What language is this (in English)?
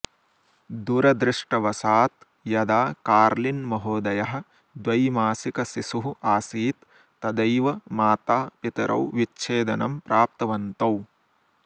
Sanskrit